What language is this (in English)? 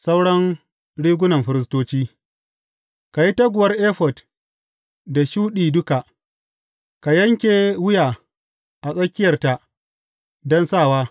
Hausa